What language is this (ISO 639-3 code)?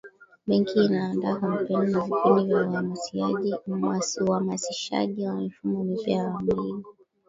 swa